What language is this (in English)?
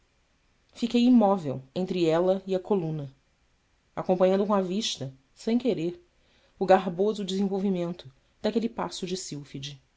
Portuguese